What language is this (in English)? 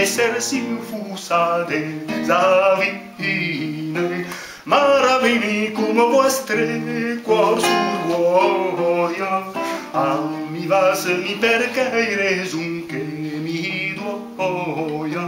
Portuguese